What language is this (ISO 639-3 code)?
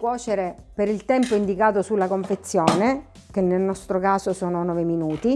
ita